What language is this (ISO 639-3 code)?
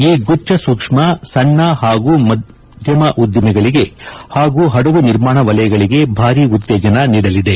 kan